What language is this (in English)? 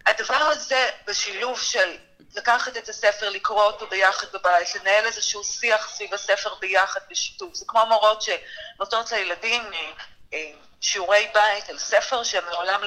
Hebrew